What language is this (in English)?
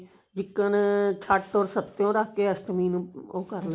Punjabi